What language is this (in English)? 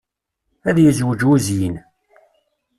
Kabyle